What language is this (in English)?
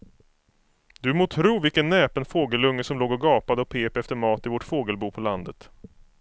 Swedish